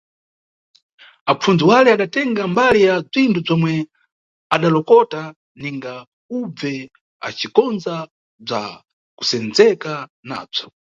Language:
Nyungwe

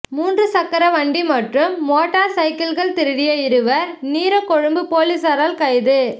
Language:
Tamil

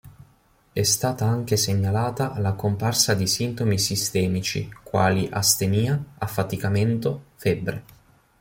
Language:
Italian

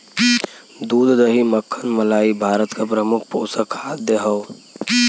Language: Bhojpuri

